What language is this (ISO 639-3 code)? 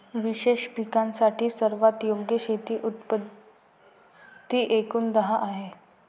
mar